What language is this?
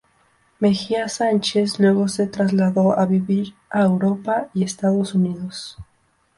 Spanish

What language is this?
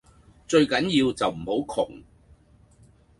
Cantonese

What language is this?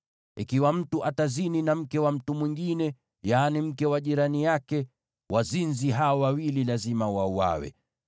Swahili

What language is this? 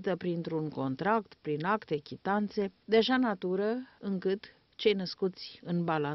Romanian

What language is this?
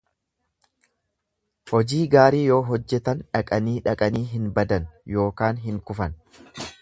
Oromo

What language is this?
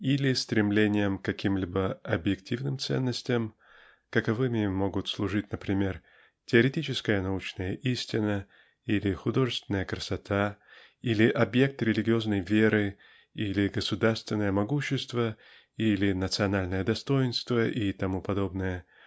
Russian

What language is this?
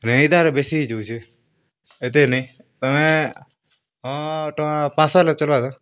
Odia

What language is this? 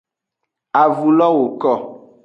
Aja (Benin)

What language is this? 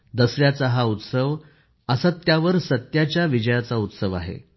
Marathi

